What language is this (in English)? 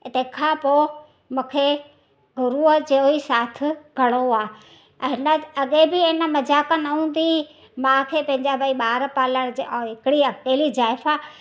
Sindhi